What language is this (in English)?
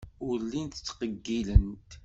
Kabyle